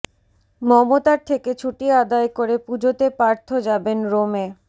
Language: Bangla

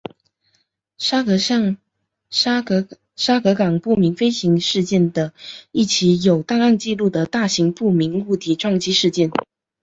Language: Chinese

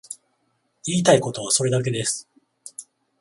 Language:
Japanese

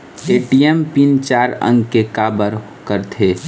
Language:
Chhattisgarhi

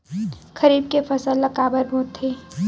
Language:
Chhattisgarhi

